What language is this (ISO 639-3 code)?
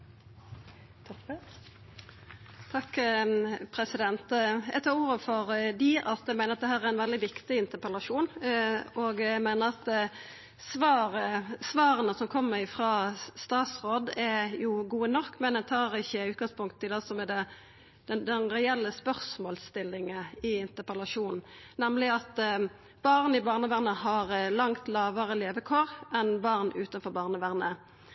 nno